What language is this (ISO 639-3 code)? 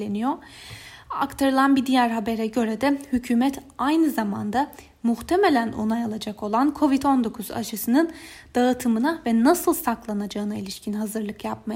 tur